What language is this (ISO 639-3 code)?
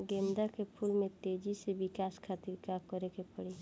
bho